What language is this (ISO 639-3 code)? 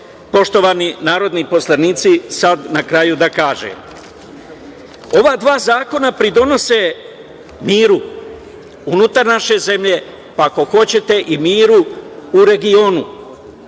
srp